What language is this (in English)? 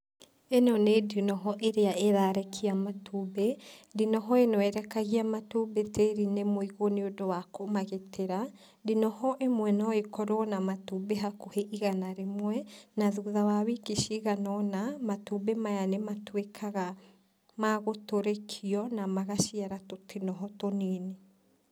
Kikuyu